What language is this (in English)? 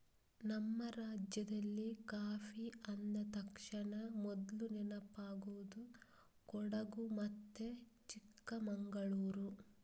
Kannada